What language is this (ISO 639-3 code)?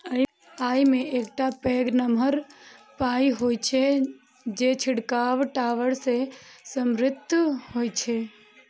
mai